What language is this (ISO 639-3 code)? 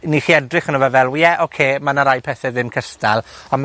cym